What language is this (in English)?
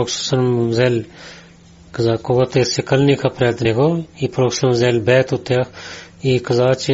Bulgarian